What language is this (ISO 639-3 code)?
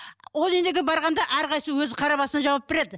kaz